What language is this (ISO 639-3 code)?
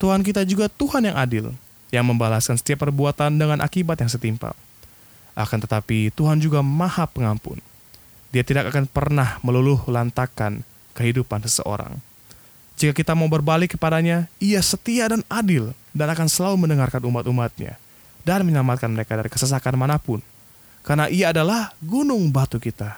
ind